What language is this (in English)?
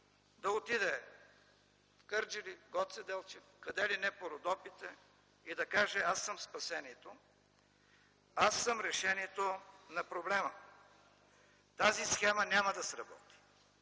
Bulgarian